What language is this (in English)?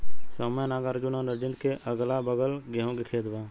Bhojpuri